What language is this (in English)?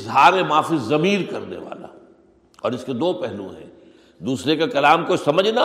Urdu